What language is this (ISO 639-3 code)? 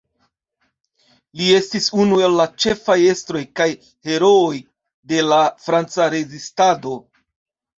epo